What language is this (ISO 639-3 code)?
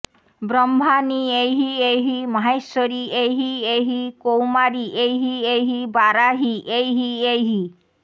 ben